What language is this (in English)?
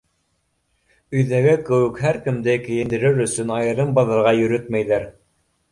Bashkir